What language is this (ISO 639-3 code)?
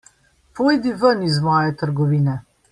slv